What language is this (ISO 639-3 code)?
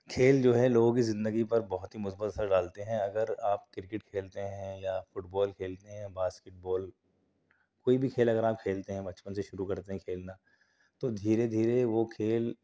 urd